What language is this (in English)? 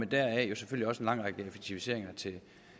Danish